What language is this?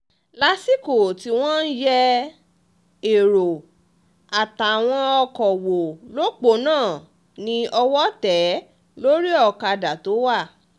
Yoruba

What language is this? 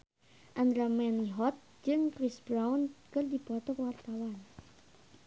Sundanese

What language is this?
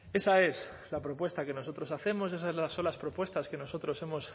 Spanish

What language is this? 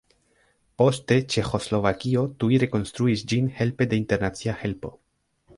Esperanto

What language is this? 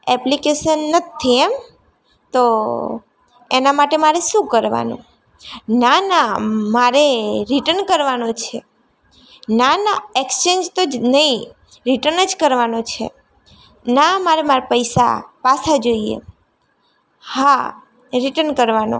Gujarati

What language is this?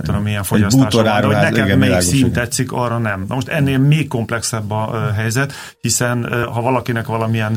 Hungarian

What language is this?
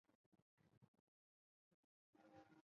Chinese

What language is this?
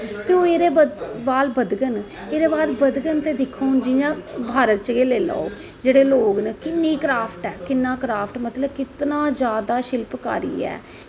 Dogri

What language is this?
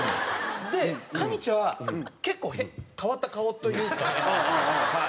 Japanese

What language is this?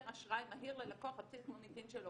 Hebrew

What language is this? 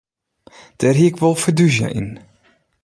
Western Frisian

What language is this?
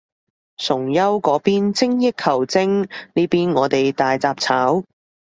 Cantonese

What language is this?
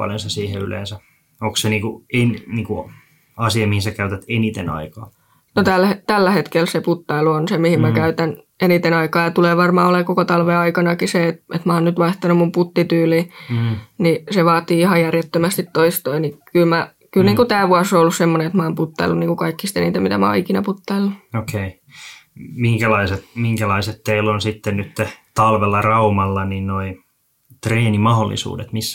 Finnish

